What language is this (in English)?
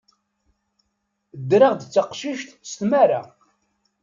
Kabyle